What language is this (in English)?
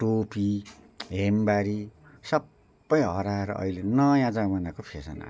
Nepali